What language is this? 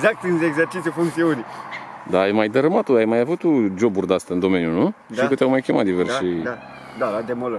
Romanian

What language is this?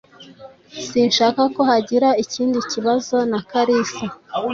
Kinyarwanda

